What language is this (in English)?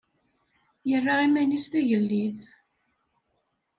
Kabyle